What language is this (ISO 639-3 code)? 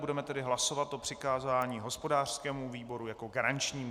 ces